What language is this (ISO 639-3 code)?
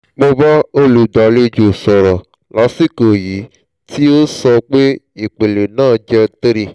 yor